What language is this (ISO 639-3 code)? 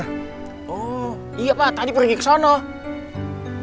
ind